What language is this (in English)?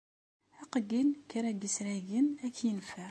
Kabyle